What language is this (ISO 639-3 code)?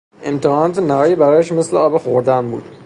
fas